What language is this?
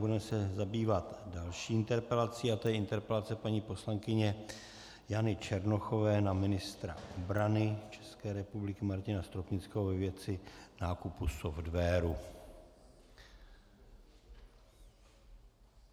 Czech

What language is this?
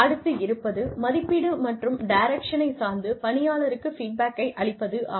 Tamil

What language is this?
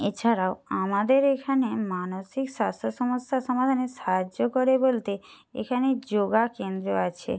Bangla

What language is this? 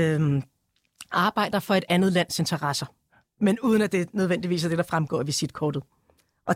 Danish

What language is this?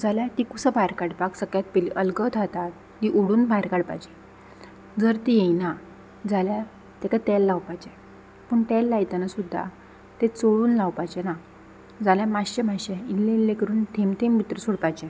Konkani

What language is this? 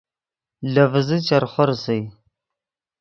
Yidgha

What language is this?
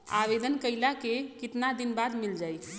Bhojpuri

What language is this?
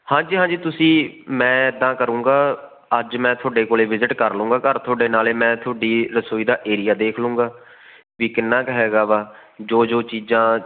Punjabi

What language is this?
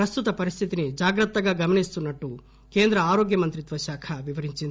Telugu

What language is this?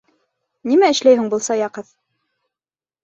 Bashkir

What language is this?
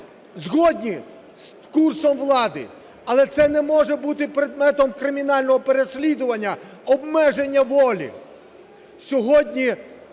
Ukrainian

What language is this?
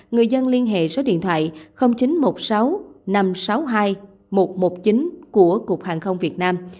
Vietnamese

